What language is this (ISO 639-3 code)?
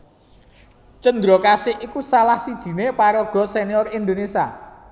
jav